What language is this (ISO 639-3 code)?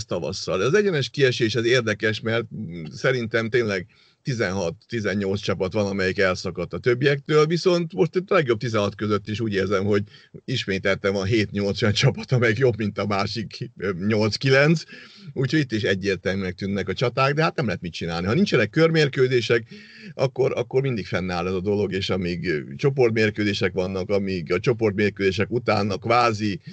hun